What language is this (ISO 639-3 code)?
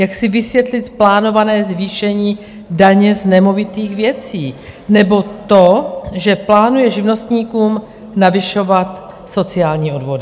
ces